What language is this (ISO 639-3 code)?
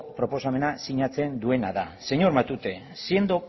eus